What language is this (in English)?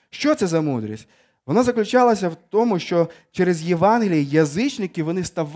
Ukrainian